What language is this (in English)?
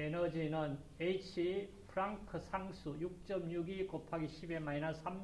Korean